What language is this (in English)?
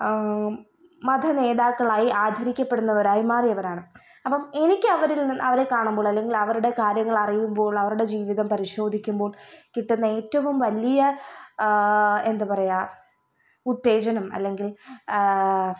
Malayalam